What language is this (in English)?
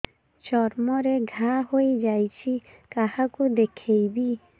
Odia